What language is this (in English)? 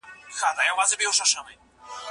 Pashto